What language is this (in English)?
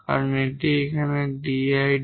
Bangla